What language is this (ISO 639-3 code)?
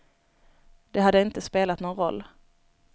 swe